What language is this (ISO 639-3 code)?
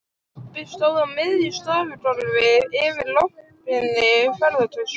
isl